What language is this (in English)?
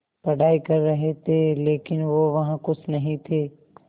Hindi